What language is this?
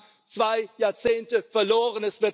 German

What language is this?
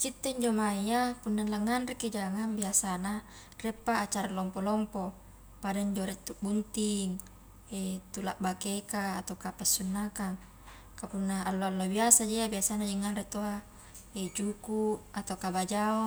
Highland Konjo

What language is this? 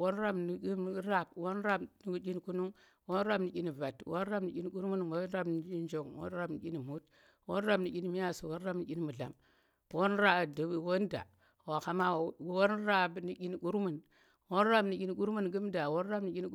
Tera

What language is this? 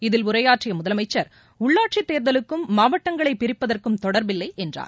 Tamil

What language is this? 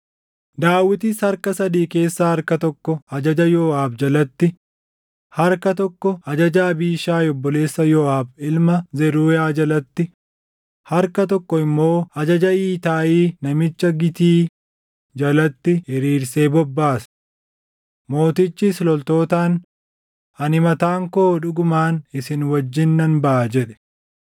Oromo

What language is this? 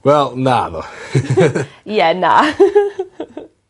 Welsh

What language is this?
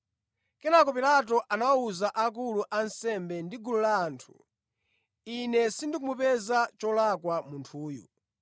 Nyanja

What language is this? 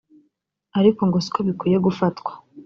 Kinyarwanda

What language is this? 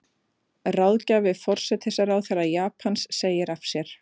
Icelandic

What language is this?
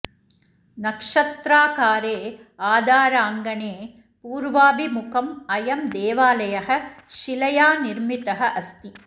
Sanskrit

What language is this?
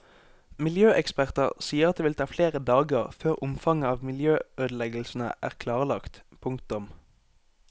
Norwegian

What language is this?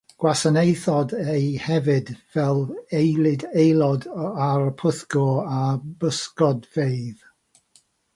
Welsh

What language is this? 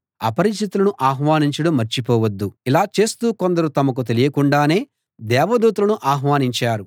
Telugu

